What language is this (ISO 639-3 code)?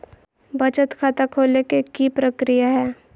mag